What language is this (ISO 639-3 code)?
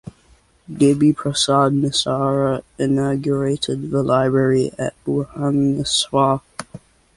eng